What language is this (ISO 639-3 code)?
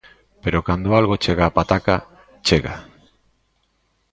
glg